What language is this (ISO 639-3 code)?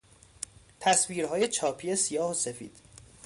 fas